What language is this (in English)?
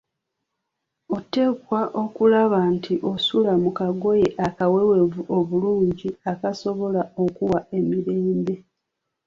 Ganda